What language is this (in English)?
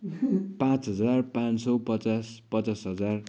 Nepali